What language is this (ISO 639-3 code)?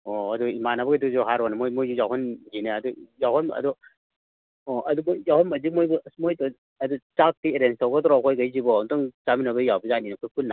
mni